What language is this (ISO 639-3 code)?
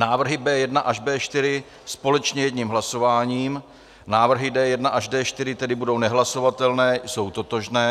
ces